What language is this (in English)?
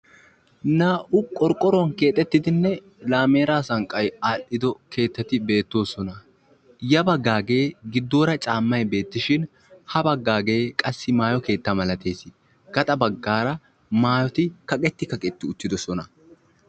Wolaytta